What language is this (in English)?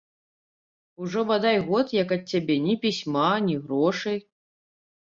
Belarusian